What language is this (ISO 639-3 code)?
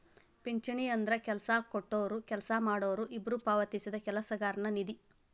kan